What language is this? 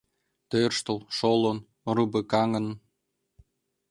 Mari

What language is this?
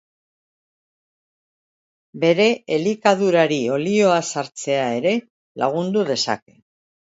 Basque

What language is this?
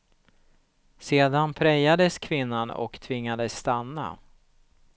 Swedish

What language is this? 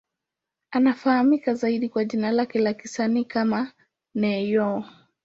Swahili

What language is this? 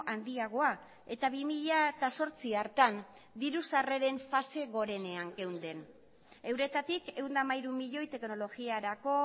Basque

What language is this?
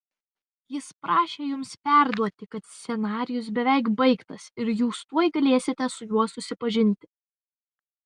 Lithuanian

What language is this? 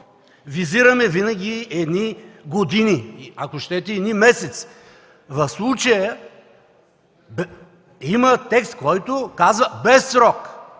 Bulgarian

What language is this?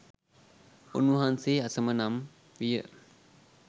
Sinhala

